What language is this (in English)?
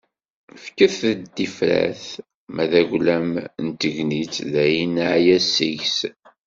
Kabyle